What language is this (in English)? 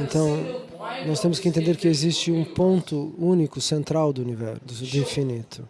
Portuguese